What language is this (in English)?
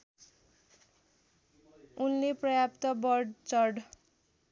Nepali